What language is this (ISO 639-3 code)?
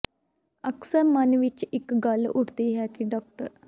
pan